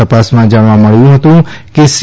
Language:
Gujarati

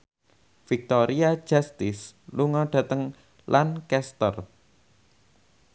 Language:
Javanese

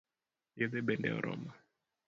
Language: Luo (Kenya and Tanzania)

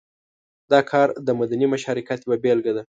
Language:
Pashto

